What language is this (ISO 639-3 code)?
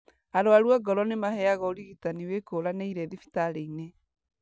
kik